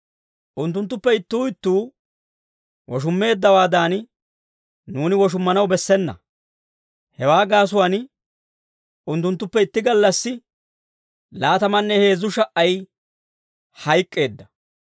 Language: Dawro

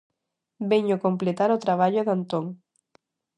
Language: Galician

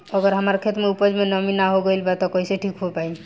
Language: Bhojpuri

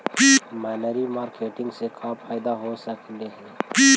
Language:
Magahi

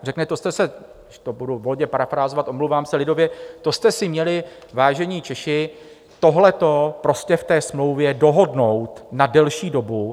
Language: Czech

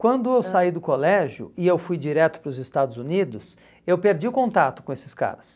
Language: Portuguese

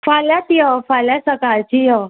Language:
Konkani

